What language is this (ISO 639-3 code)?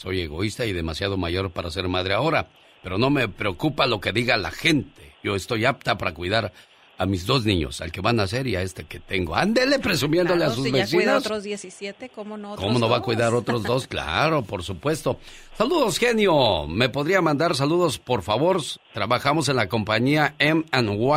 spa